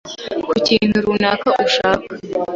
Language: Kinyarwanda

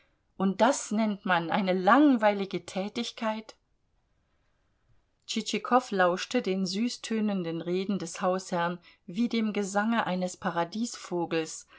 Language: German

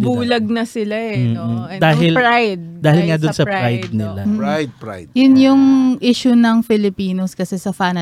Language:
Filipino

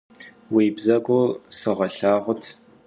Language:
Kabardian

